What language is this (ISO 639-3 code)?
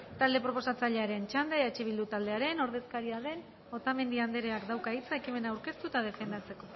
eus